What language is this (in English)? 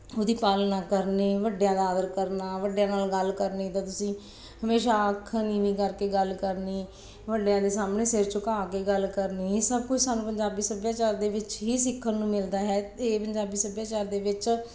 Punjabi